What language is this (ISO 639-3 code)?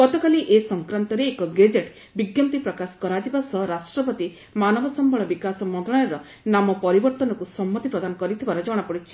ori